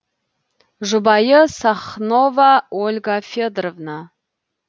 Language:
Kazakh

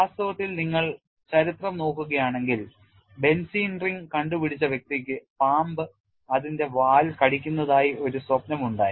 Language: Malayalam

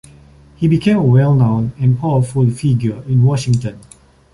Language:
English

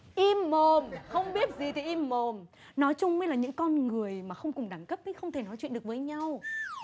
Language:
Vietnamese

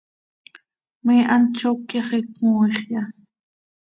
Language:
Seri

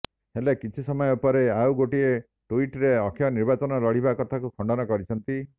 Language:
Odia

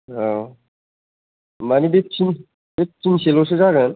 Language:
Bodo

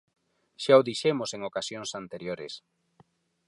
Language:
Galician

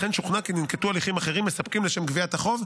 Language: Hebrew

